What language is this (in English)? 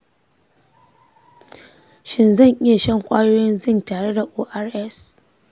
Hausa